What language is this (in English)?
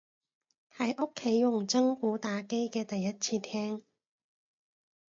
Cantonese